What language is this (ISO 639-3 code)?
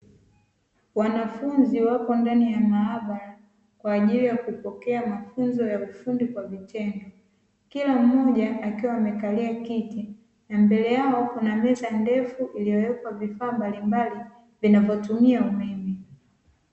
swa